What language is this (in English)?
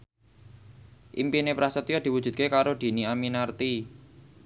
Javanese